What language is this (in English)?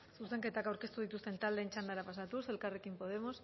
Basque